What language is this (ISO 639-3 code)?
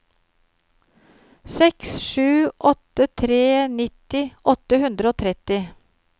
nor